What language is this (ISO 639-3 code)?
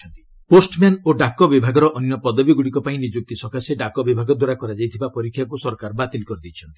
ori